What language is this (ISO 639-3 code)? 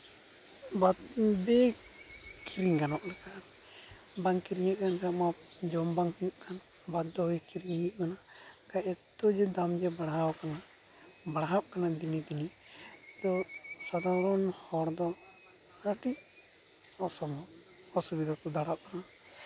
sat